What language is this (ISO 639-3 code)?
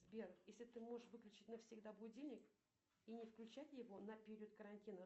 rus